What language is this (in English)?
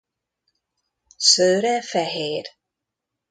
Hungarian